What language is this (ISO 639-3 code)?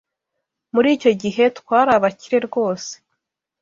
kin